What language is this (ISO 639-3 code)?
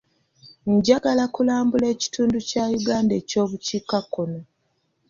lug